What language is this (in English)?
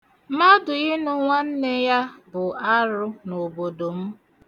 Igbo